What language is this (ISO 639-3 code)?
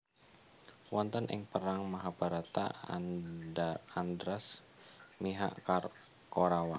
jav